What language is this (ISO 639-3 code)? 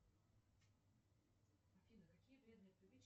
rus